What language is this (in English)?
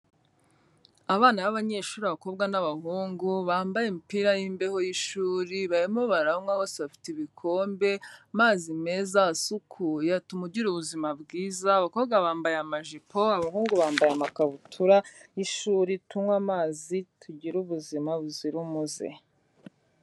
Kinyarwanda